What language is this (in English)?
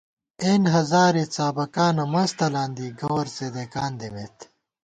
Gawar-Bati